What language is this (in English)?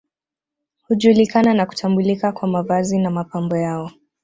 Swahili